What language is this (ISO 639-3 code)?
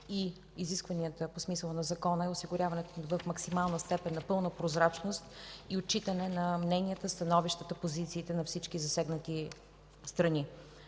bul